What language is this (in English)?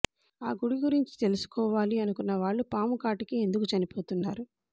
Telugu